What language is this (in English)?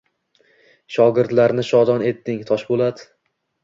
Uzbek